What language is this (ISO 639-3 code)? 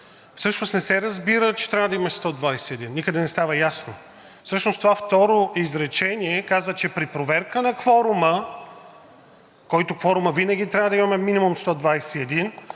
bul